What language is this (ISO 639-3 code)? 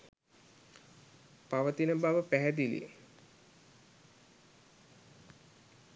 sin